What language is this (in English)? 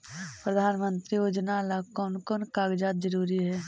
Magahi